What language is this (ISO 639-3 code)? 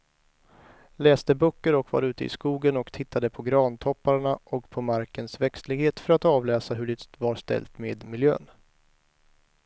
swe